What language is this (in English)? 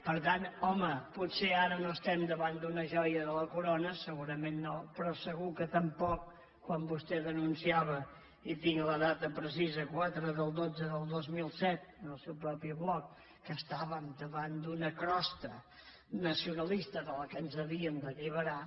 Catalan